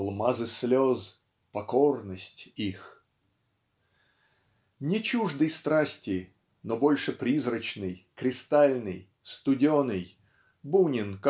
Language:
Russian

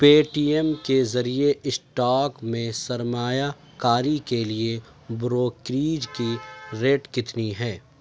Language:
Urdu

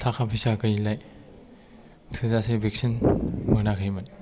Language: Bodo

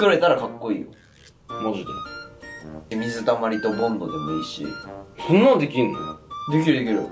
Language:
Japanese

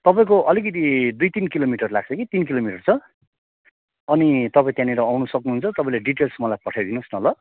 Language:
Nepali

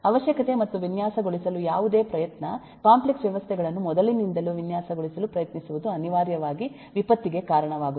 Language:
Kannada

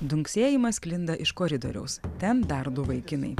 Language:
Lithuanian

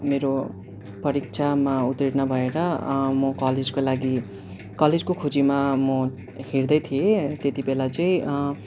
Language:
Nepali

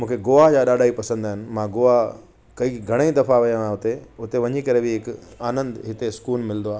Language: Sindhi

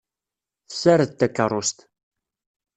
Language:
Kabyle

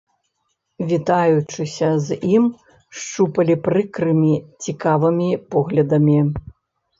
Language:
Belarusian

